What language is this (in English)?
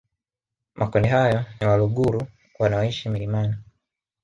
Swahili